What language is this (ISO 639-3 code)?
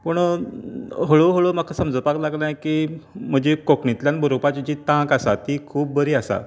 kok